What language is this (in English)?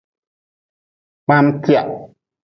Nawdm